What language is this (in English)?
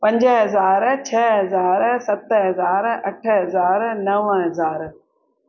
Sindhi